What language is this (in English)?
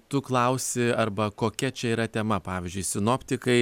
Lithuanian